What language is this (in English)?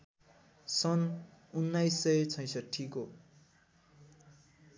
Nepali